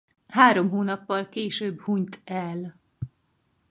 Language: Hungarian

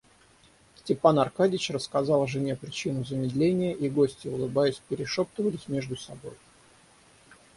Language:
Russian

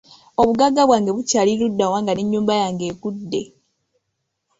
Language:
Ganda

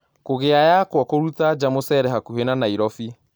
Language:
Kikuyu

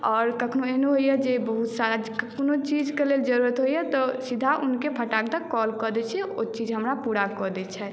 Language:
Maithili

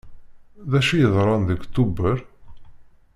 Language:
Kabyle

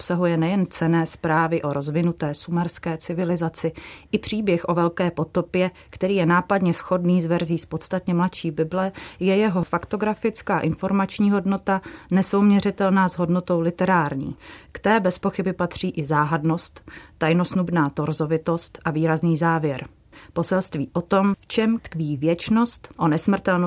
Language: Czech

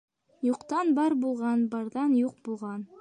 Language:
Bashkir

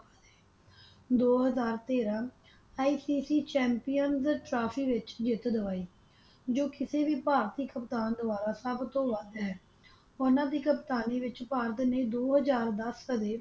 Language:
Punjabi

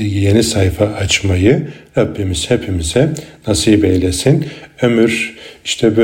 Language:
Turkish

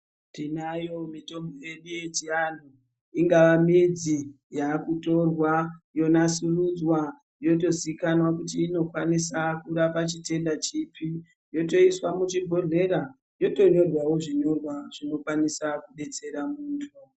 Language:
Ndau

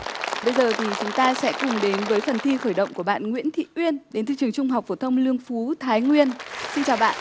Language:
Vietnamese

